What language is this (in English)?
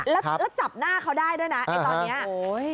Thai